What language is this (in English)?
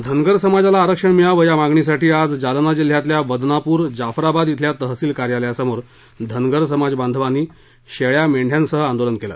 Marathi